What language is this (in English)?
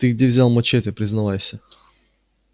Russian